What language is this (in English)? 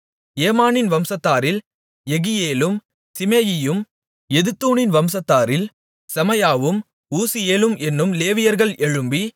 Tamil